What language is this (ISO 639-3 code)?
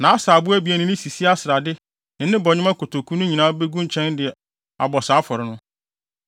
aka